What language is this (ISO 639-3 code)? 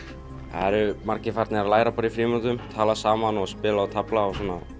isl